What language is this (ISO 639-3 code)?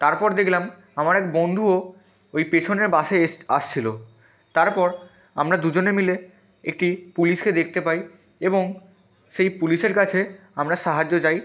ben